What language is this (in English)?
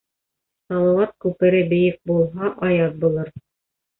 Bashkir